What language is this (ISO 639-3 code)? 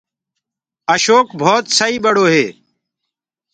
ggg